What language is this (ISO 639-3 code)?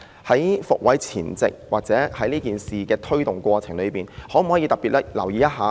yue